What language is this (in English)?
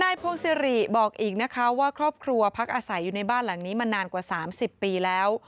Thai